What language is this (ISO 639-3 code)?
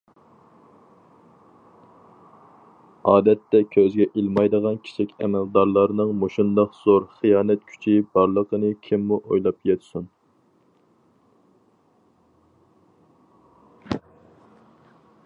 uig